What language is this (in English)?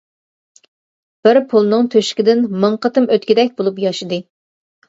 Uyghur